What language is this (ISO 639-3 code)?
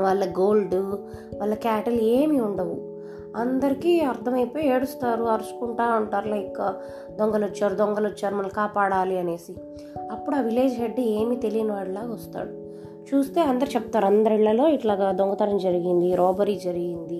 tel